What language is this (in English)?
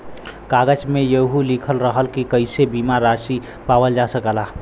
Bhojpuri